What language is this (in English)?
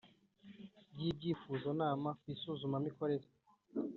Kinyarwanda